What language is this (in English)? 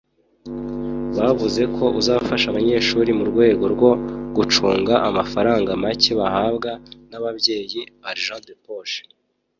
Kinyarwanda